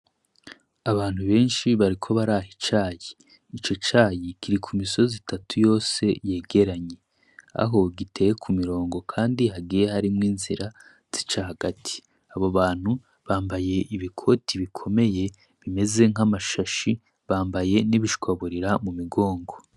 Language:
Rundi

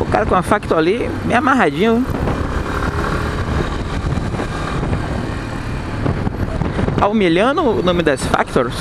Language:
Portuguese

